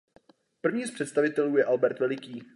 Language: Czech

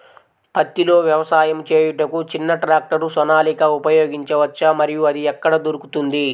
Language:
Telugu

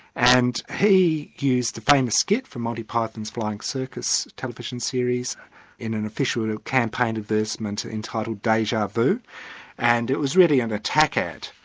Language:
English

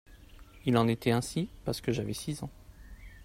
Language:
French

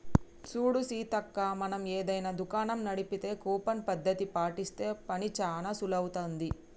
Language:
Telugu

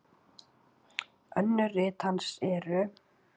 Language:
Icelandic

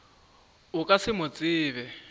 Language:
Northern Sotho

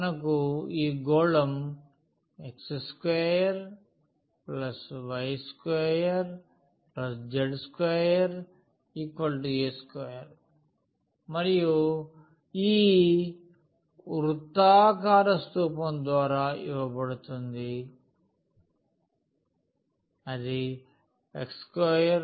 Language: Telugu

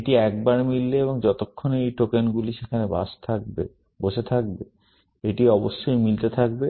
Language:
Bangla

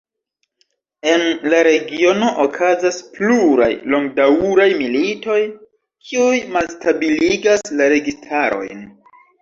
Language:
Esperanto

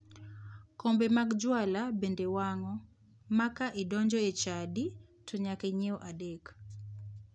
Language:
Luo (Kenya and Tanzania)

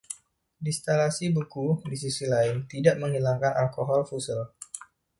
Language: Indonesian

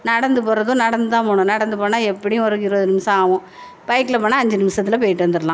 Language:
Tamil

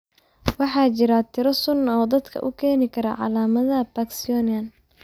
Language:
Somali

